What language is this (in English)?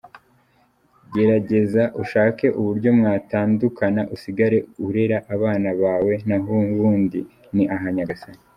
Kinyarwanda